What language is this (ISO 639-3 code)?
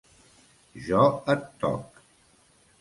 cat